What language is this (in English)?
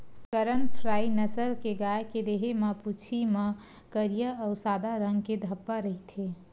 Chhattisgarhi